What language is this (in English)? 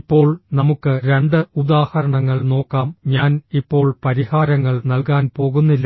Malayalam